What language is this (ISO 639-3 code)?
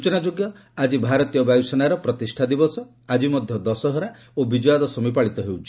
ori